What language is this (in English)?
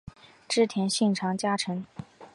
Chinese